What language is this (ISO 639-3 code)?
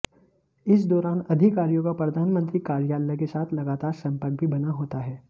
hin